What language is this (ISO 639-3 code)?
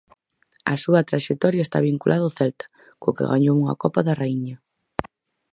glg